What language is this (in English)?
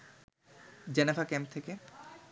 Bangla